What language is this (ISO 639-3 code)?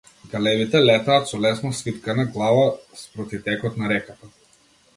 mkd